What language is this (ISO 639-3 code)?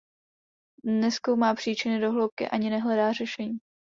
ces